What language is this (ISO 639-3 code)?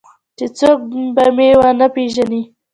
pus